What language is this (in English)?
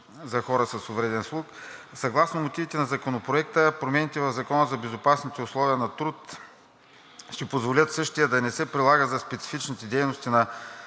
Bulgarian